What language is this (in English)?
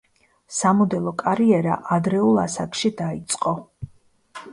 Georgian